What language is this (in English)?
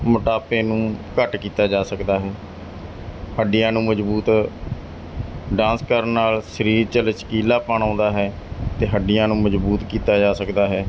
Punjabi